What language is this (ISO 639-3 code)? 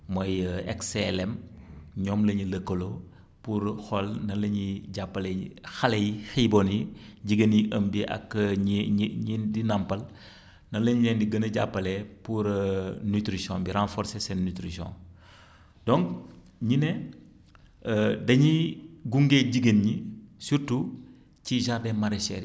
wol